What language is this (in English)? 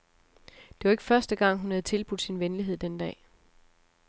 Danish